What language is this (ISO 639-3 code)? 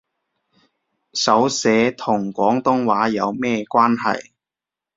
yue